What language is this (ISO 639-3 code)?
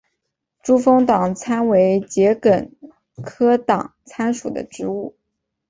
zho